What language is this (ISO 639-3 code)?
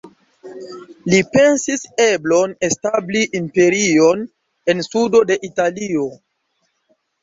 epo